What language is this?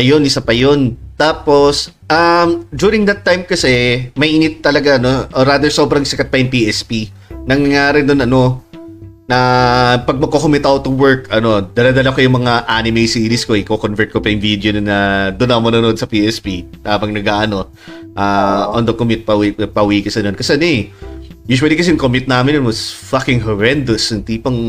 Filipino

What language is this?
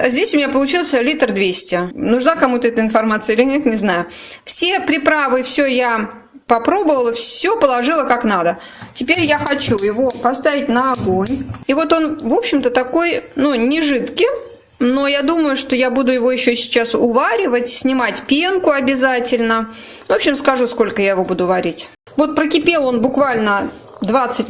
Russian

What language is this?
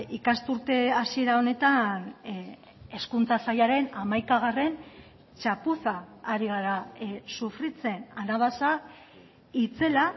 Basque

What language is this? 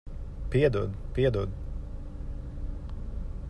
Latvian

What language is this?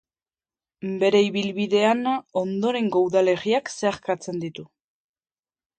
Basque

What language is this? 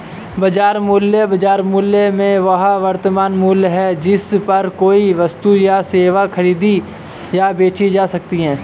Hindi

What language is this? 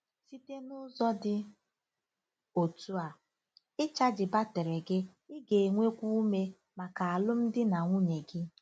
Igbo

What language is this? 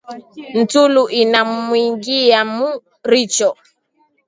Swahili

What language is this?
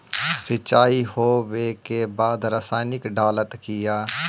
Magahi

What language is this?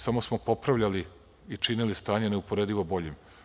Serbian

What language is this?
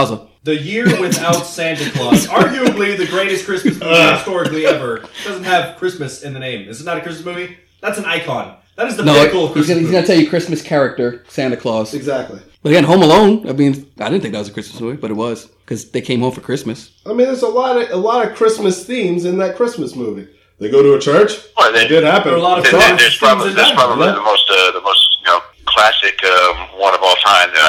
English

